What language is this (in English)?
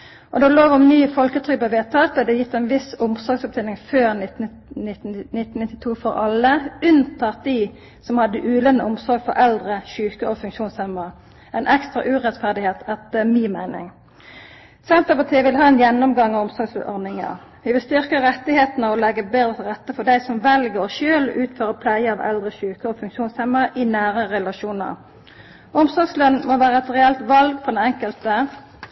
Norwegian Nynorsk